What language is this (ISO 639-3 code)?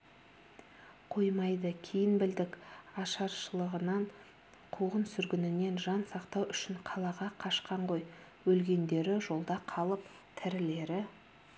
kaz